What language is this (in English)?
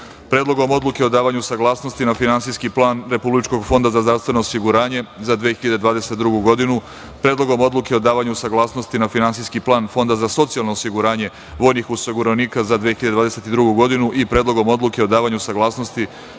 Serbian